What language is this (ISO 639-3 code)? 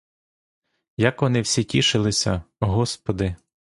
ukr